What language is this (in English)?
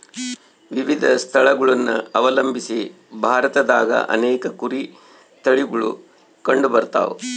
Kannada